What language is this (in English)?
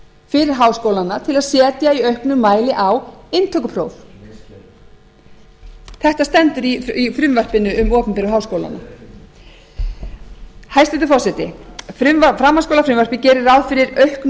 Icelandic